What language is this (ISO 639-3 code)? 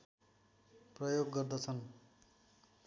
nep